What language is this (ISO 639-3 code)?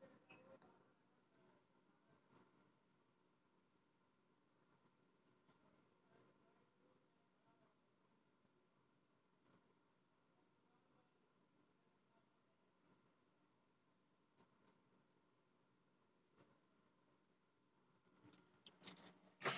guj